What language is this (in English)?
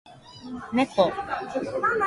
Japanese